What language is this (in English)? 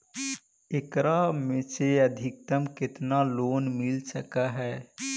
Magahi